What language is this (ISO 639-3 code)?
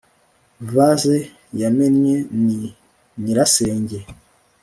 kin